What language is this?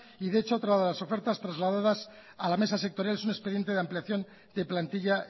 Spanish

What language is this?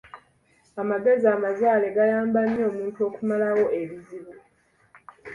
Ganda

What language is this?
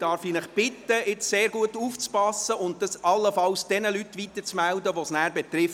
Swiss German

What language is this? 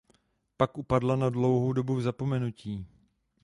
Czech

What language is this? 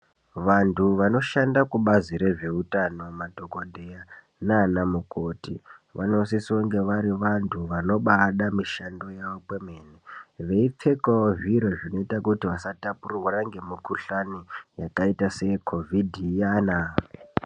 Ndau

